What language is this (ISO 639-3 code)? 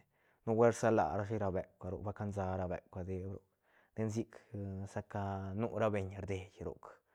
ztn